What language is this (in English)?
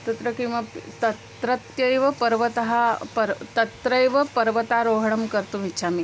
Sanskrit